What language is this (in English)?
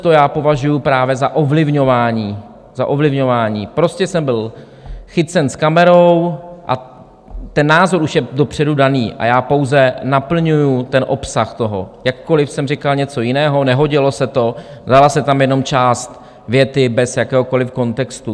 Czech